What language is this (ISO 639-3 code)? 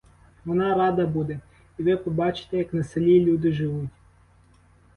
ukr